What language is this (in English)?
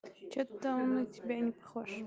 Russian